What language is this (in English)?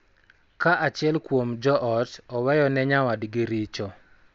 Luo (Kenya and Tanzania)